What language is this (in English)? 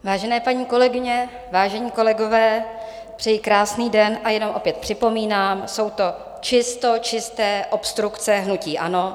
Czech